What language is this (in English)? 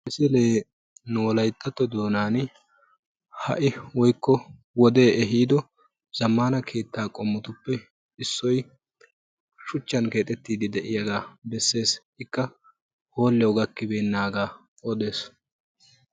Wolaytta